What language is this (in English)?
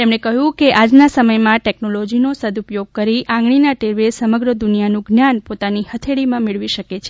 Gujarati